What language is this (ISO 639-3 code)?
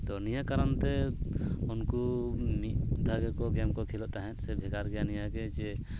sat